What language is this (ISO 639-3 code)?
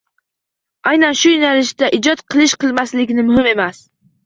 uzb